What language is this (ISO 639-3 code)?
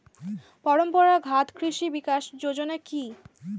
ben